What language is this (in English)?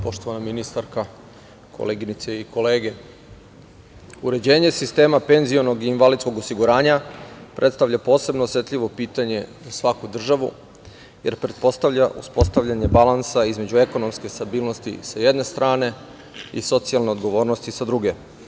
Serbian